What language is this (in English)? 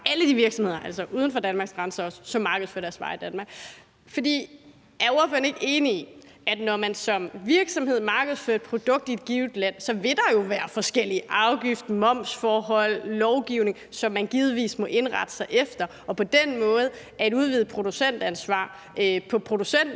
Danish